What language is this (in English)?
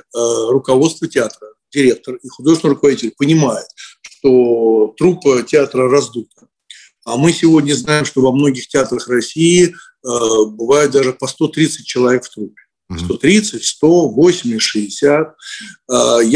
Russian